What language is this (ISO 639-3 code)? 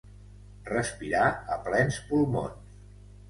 cat